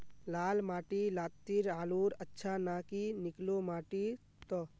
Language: Magahi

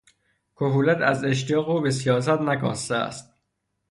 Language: Persian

